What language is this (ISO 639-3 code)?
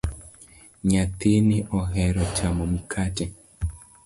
luo